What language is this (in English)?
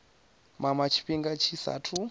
Venda